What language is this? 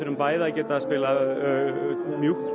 Icelandic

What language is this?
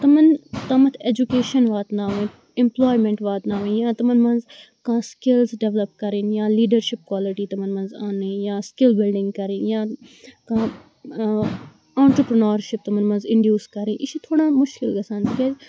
Kashmiri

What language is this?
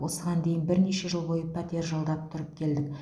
Kazakh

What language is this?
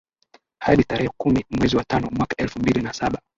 Swahili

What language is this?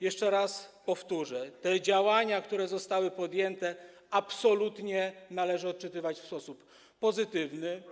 Polish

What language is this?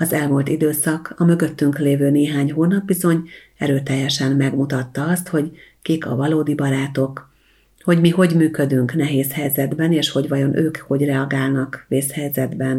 Hungarian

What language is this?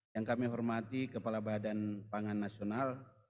Indonesian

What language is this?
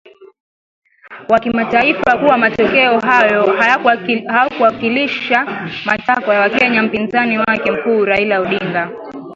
Swahili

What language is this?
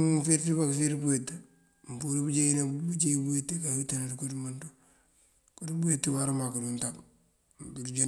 Mandjak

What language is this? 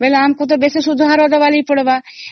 Odia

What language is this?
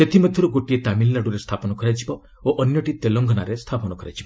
Odia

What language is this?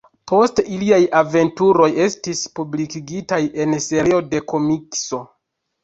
Esperanto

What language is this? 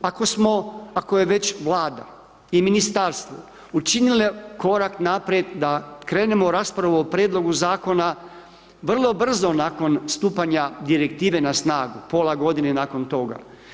Croatian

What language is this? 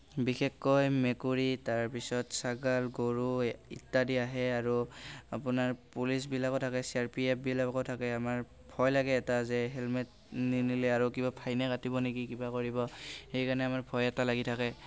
Assamese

